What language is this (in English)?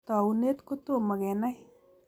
Kalenjin